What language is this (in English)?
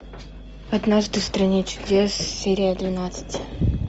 Russian